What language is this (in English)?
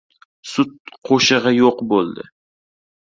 Uzbek